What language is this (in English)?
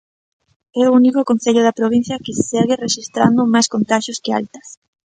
Galician